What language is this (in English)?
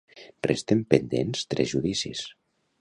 Catalan